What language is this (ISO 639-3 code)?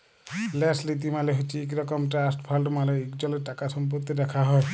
ben